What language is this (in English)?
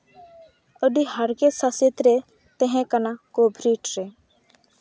Santali